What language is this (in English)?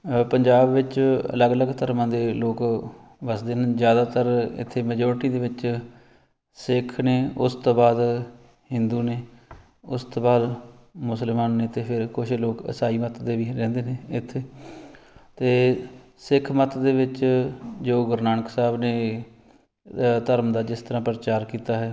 Punjabi